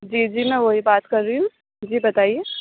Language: Urdu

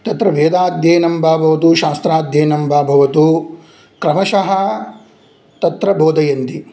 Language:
Sanskrit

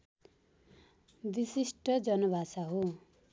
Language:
Nepali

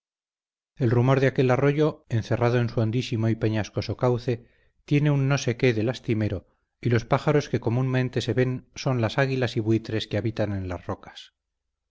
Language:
Spanish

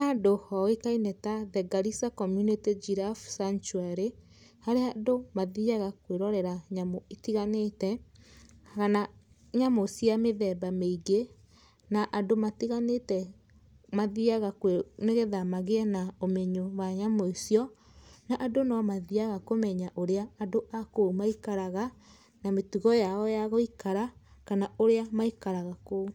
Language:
Kikuyu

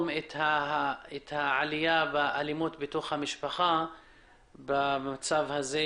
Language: Hebrew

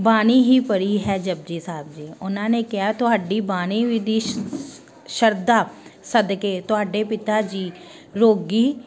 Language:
Punjabi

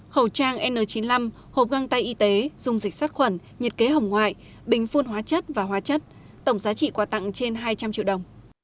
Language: Vietnamese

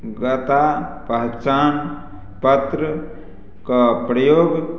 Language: Maithili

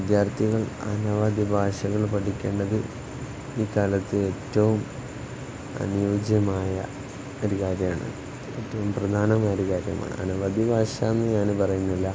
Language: Malayalam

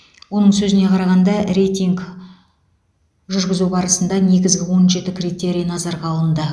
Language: Kazakh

